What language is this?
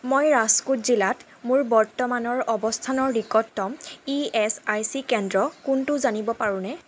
Assamese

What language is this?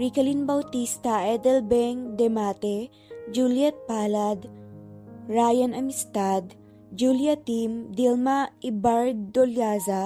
Filipino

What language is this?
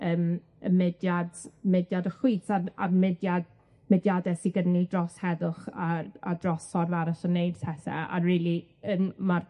Welsh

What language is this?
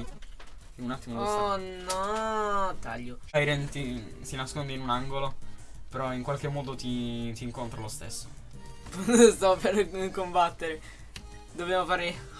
Italian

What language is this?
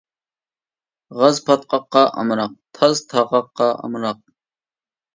Uyghur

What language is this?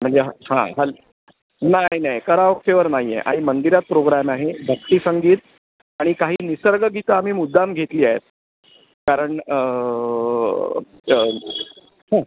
Marathi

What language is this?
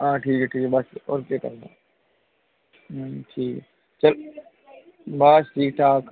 Dogri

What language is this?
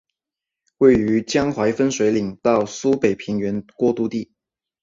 Chinese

